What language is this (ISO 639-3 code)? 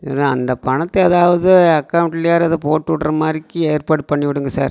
tam